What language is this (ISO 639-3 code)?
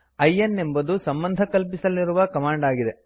kan